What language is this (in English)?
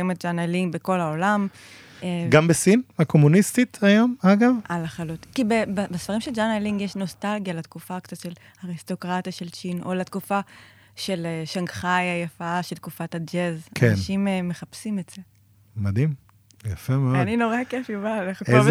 Hebrew